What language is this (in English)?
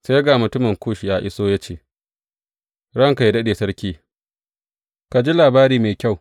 Hausa